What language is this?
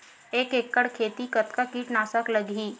Chhattisgarhi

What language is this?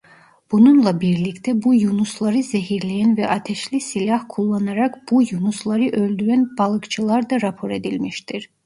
Turkish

